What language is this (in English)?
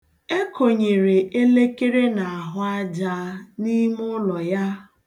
Igbo